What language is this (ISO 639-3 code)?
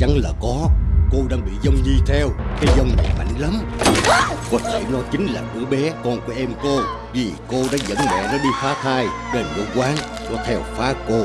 vie